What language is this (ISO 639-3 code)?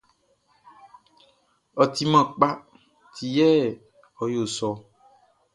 bci